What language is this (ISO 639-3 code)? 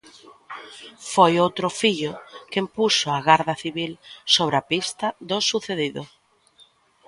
glg